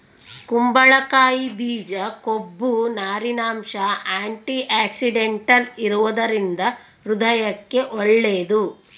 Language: Kannada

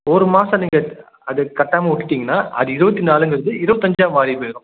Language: Tamil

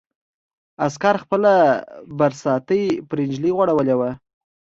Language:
Pashto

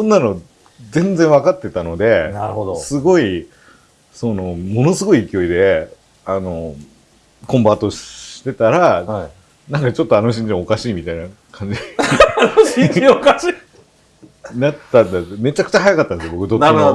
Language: Japanese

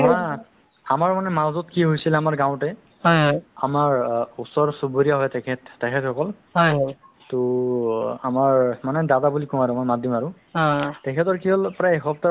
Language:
Assamese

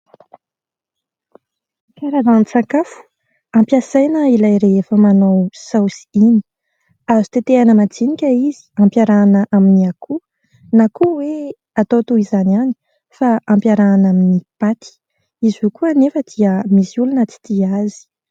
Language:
Malagasy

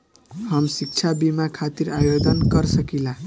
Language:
Bhojpuri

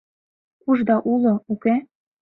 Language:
Mari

